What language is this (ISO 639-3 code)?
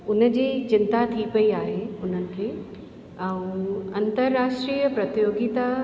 snd